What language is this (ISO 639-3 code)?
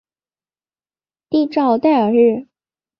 zho